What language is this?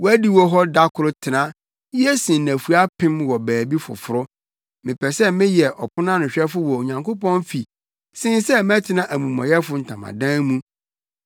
Akan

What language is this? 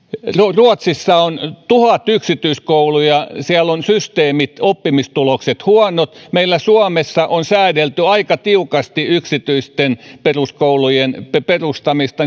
Finnish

